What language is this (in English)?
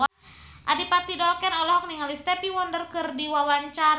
Sundanese